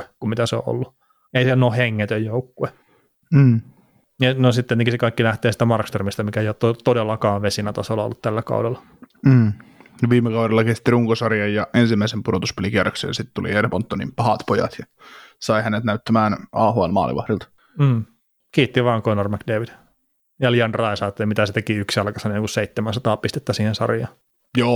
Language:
Finnish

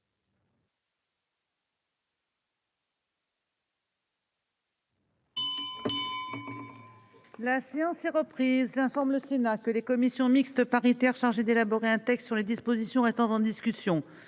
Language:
French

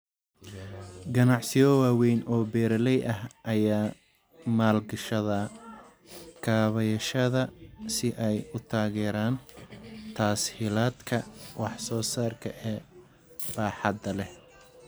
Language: Somali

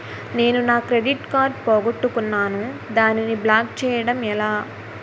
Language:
Telugu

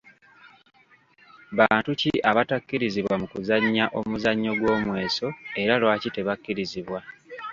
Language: Ganda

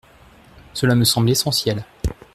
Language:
French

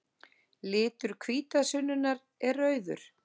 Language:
Icelandic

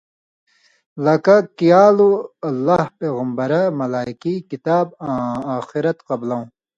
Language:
Indus Kohistani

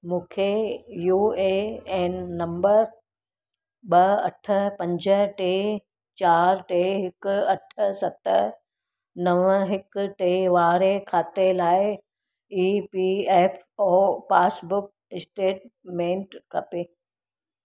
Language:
Sindhi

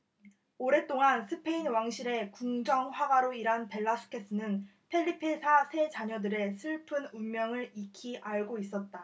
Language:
Korean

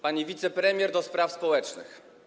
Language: Polish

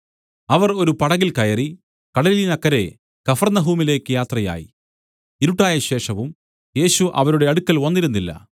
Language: Malayalam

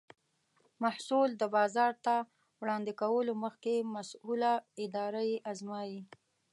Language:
Pashto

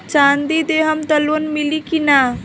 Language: Bhojpuri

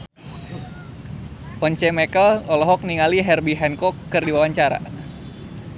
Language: Sundanese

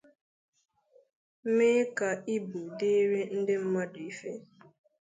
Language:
Igbo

